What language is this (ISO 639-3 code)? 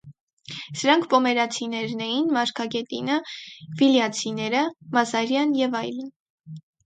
hye